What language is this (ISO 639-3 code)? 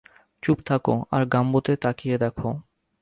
ben